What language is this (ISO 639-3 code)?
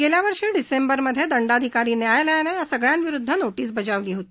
mar